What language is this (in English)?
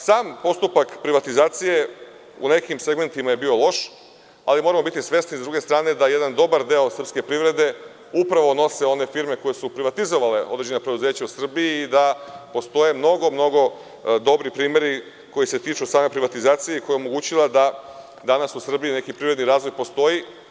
Serbian